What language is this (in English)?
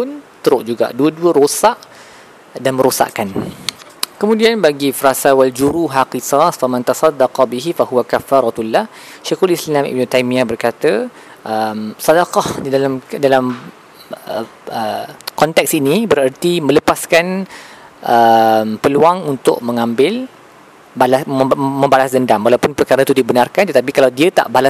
Malay